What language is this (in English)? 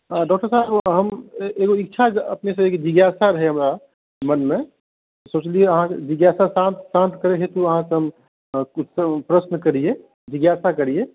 Maithili